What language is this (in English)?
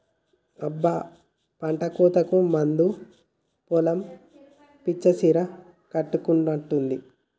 Telugu